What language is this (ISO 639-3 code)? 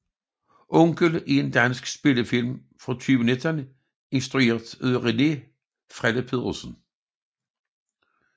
dan